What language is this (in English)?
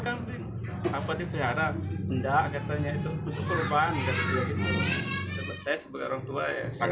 Indonesian